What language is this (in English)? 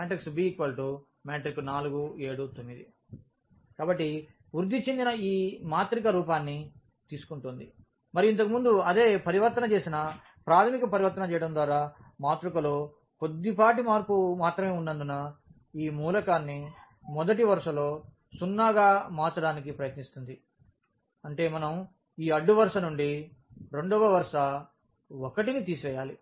Telugu